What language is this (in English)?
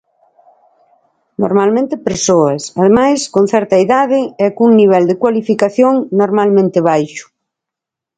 Galician